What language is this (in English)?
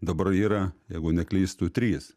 Lithuanian